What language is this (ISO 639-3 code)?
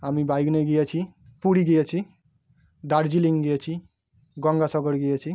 ben